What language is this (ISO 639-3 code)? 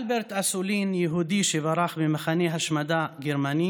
heb